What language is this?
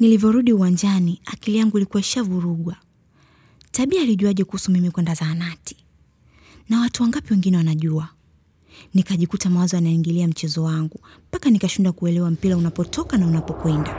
Swahili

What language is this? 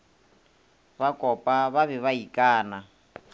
Northern Sotho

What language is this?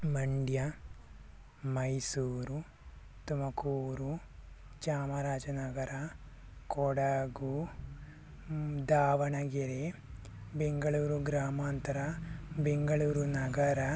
Kannada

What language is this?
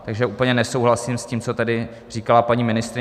Czech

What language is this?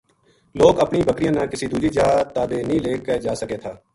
Gujari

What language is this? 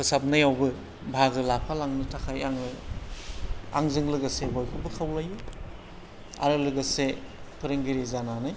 Bodo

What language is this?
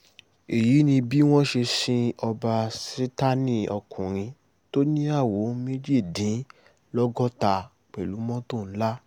Yoruba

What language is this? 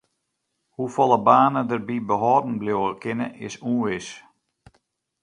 Western Frisian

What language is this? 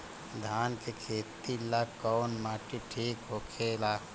Bhojpuri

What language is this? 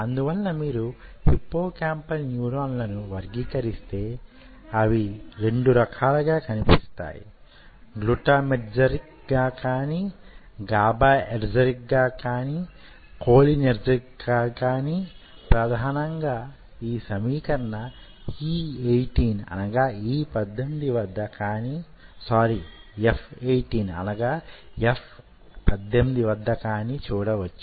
Telugu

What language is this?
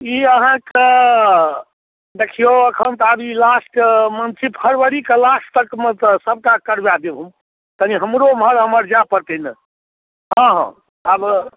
Maithili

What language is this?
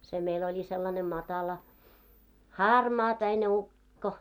Finnish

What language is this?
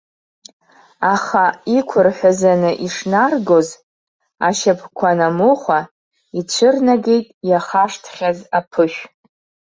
Abkhazian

